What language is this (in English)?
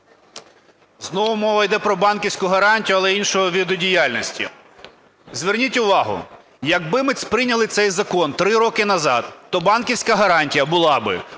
Ukrainian